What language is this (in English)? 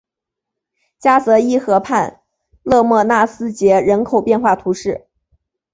Chinese